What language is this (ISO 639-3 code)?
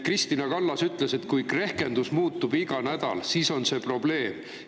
est